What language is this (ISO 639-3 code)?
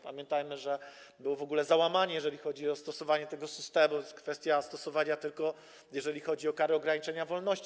pol